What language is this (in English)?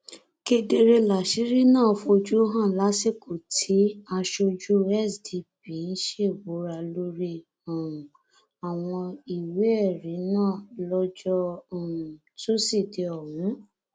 Yoruba